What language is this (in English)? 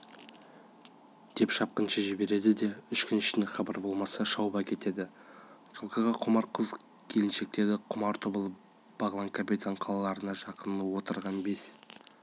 Kazakh